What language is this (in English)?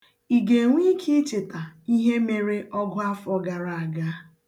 Igbo